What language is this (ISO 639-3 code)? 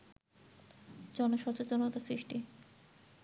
ben